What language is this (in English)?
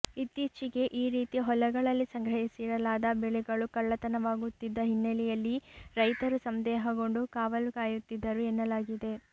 Kannada